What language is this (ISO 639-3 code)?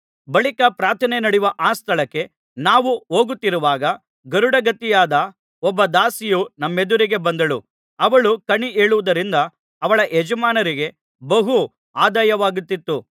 kan